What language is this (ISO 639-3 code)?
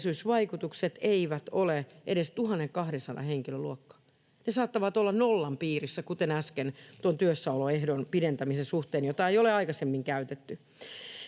fin